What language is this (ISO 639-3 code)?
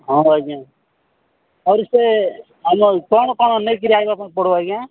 ori